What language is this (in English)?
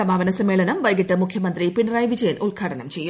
Malayalam